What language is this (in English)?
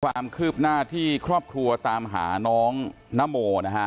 Thai